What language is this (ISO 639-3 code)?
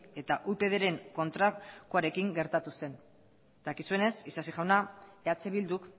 eus